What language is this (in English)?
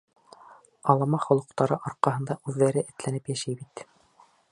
Bashkir